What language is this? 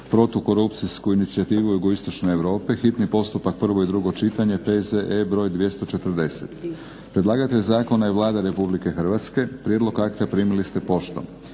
Croatian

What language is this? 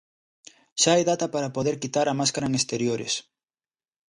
Galician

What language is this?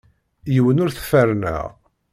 Kabyle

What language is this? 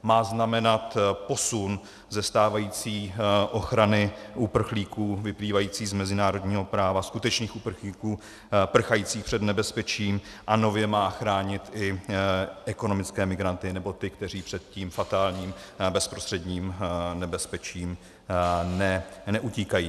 Czech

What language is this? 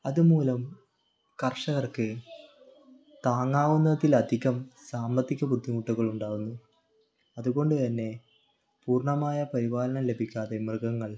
Malayalam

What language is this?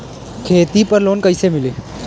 Bhojpuri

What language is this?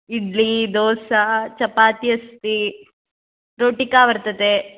Sanskrit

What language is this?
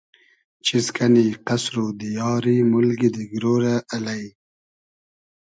Hazaragi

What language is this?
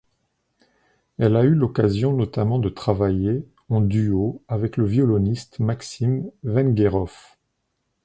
French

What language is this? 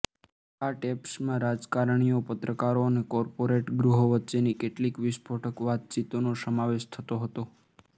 Gujarati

